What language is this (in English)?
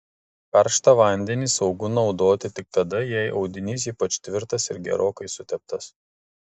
Lithuanian